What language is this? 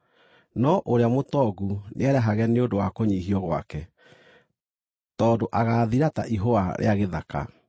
Kikuyu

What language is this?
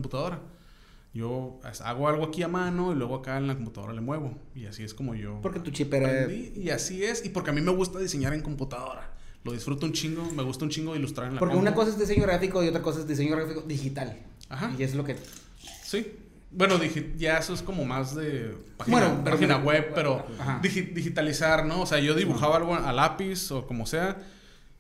Spanish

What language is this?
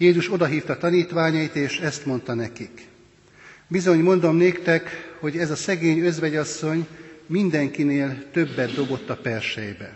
Hungarian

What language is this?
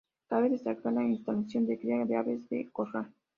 Spanish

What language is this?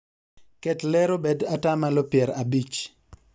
Luo (Kenya and Tanzania)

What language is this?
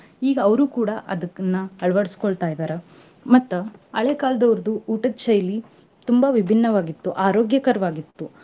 Kannada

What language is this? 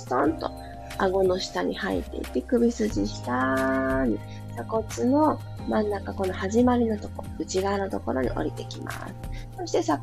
Japanese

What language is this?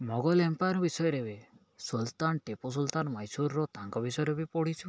Odia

